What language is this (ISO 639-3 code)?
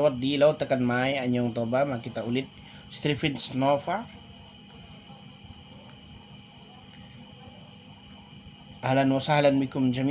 ind